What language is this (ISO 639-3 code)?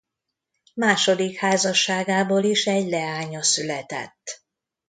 hun